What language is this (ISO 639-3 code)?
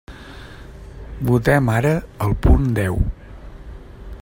cat